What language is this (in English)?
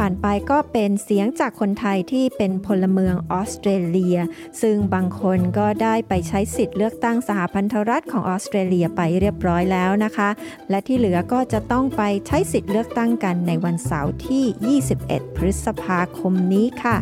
Thai